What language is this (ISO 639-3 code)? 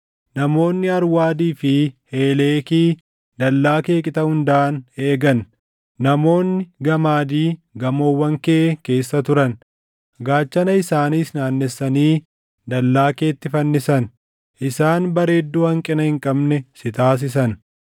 orm